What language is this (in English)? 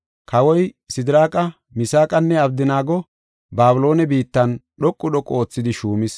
Gofa